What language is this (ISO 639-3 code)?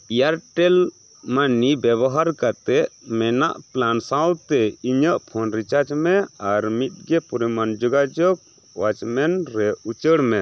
sat